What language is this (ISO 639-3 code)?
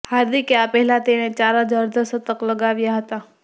guj